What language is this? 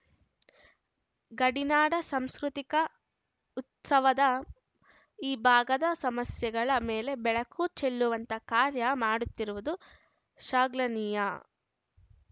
Kannada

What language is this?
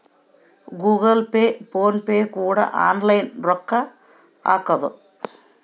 Kannada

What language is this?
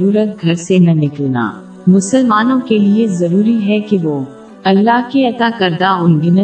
Urdu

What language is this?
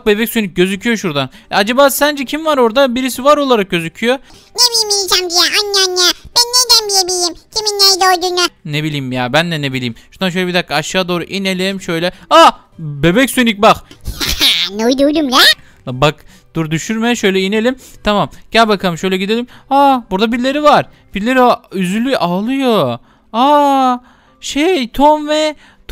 Turkish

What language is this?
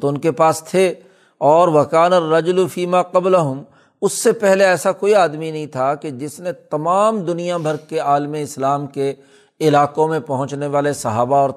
Urdu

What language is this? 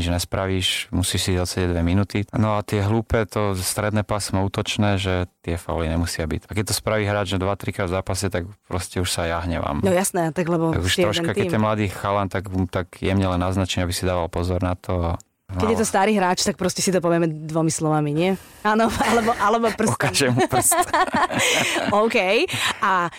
Slovak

